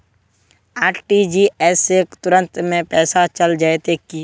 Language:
Magahi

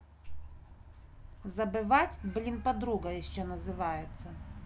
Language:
Russian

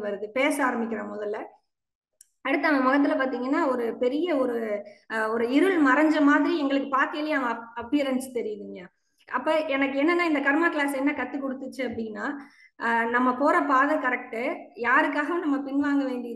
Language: Japanese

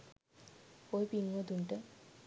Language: Sinhala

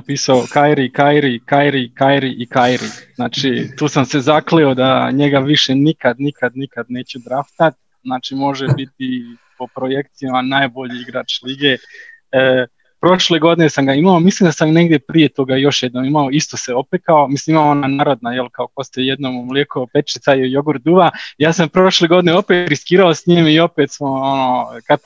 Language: Croatian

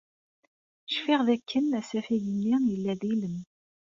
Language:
Kabyle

